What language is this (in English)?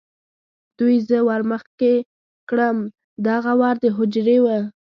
Pashto